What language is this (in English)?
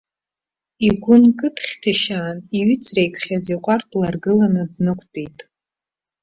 Abkhazian